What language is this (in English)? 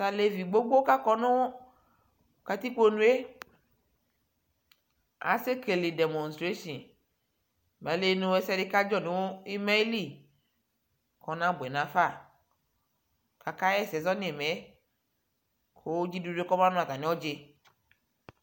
Ikposo